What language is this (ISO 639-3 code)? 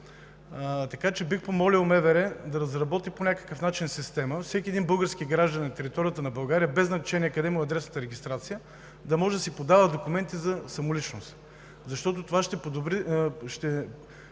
bul